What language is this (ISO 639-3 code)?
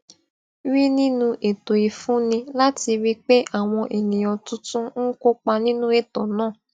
yor